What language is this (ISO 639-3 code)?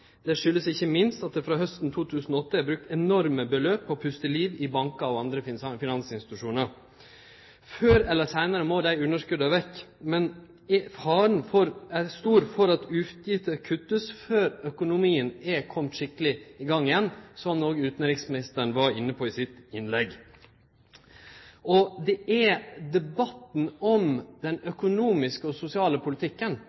nno